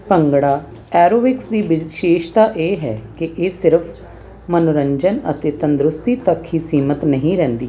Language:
Punjabi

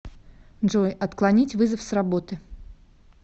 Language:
Russian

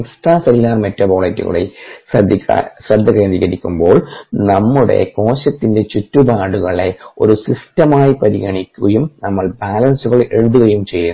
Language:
Malayalam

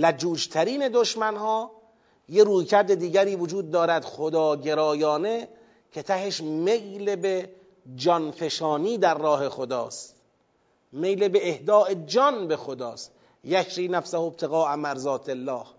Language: Persian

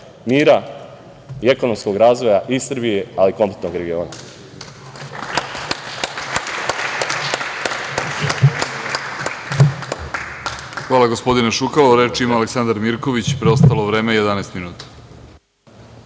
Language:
Serbian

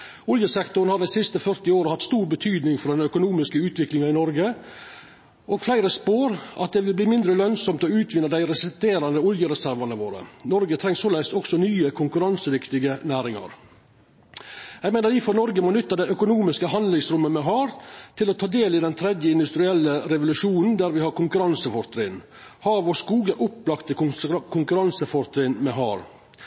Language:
Norwegian Nynorsk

